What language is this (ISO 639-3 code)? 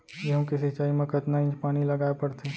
hne